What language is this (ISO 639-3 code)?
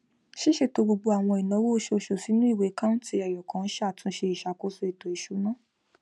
yor